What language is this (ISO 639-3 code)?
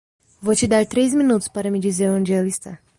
por